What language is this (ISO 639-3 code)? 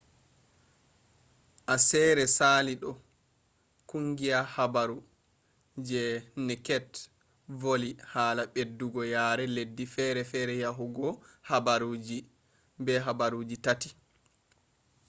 ful